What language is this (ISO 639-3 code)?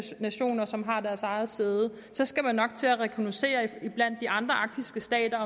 dan